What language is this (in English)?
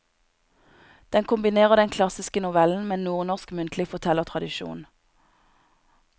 Norwegian